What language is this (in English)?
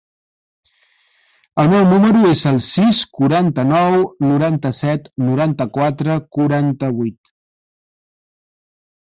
Catalan